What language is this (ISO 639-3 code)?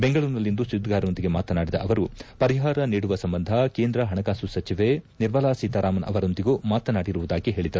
kan